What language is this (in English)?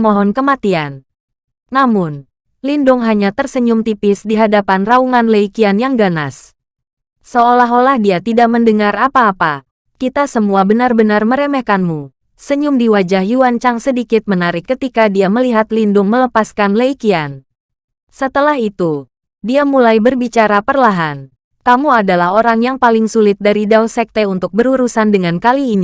Indonesian